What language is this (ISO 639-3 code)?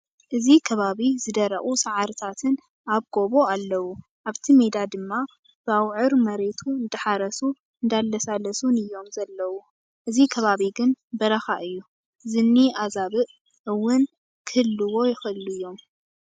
tir